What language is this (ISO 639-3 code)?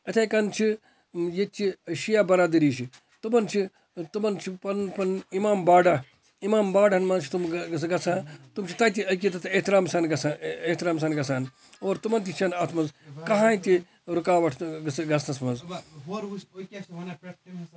kas